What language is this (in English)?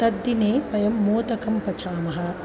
Sanskrit